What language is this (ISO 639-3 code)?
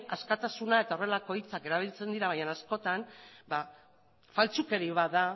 eus